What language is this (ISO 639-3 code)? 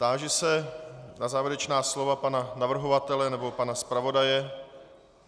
ces